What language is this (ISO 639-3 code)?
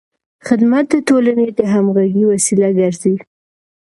pus